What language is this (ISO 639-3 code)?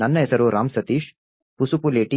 kan